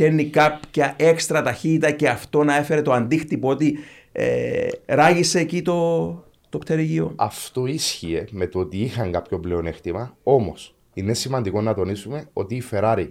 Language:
Greek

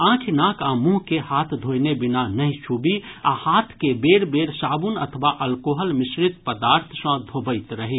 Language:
Maithili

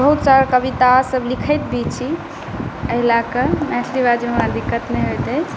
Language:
Maithili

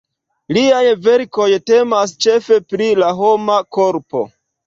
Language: Esperanto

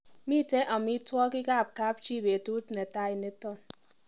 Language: Kalenjin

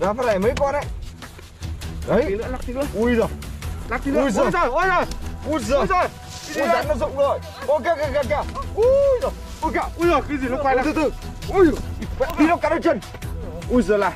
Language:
Vietnamese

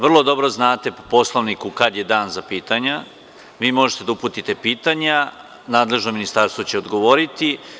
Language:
Serbian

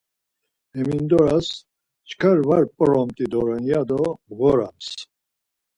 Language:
Laz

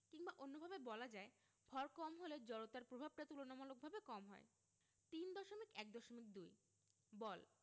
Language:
Bangla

